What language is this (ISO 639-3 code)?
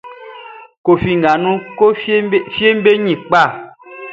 bci